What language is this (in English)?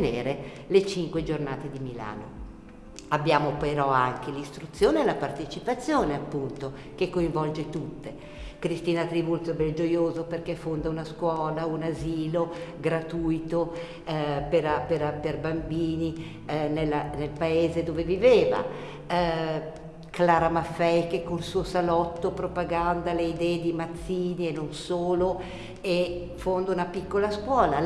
Italian